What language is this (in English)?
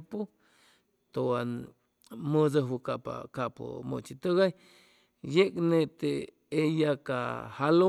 Chimalapa Zoque